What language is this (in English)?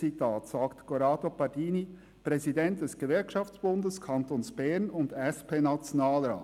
Swiss German